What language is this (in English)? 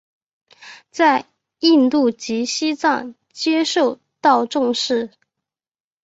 Chinese